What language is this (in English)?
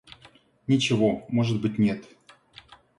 Russian